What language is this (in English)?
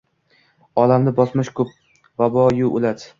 Uzbek